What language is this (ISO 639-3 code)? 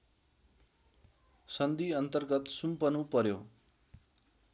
nep